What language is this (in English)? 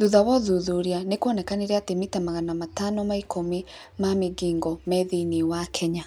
Kikuyu